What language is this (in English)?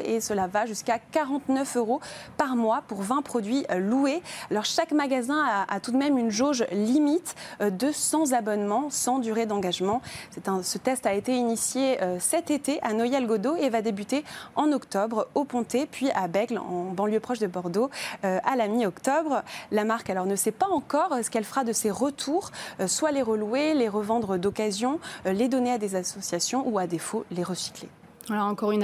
French